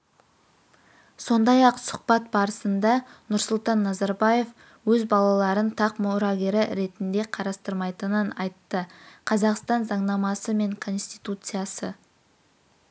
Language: Kazakh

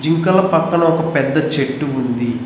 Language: Telugu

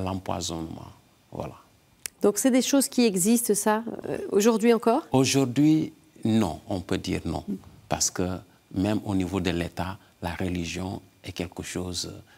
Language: French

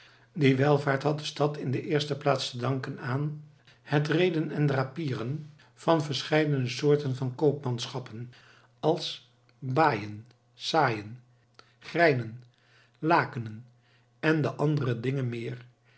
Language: Dutch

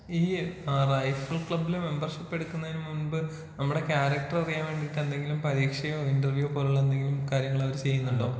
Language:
Malayalam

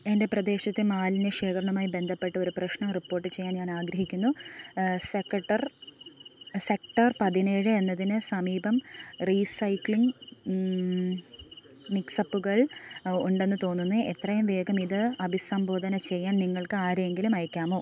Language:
Malayalam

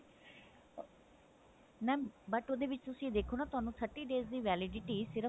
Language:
Punjabi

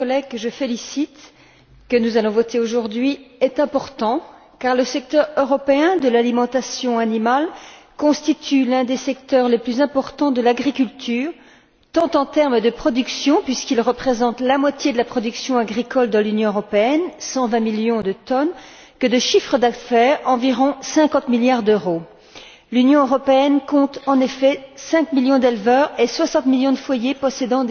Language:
French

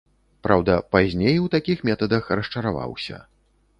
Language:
Belarusian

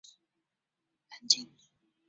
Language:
Chinese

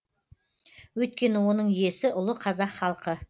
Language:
Kazakh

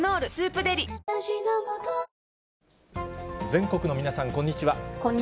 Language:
Japanese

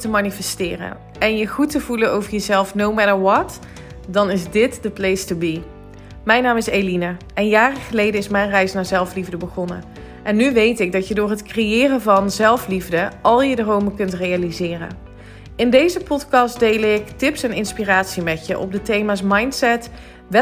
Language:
Dutch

